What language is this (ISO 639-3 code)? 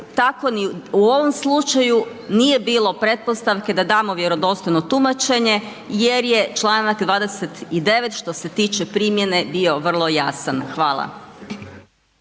hrv